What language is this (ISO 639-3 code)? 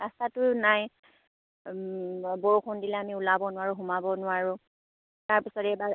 asm